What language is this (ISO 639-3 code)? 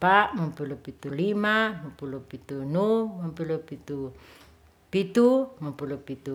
rth